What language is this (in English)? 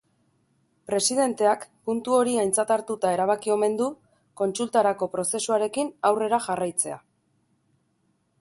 Basque